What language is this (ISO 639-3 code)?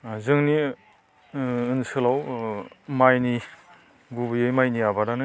brx